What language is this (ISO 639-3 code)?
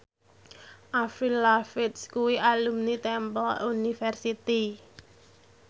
jav